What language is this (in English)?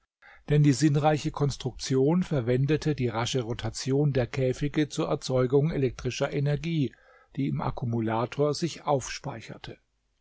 German